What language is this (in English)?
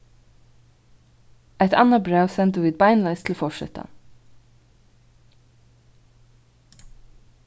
Faroese